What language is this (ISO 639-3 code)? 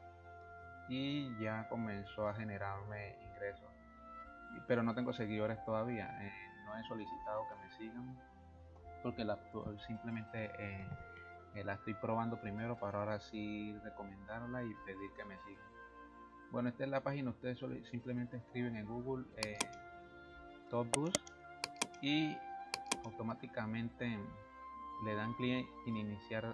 spa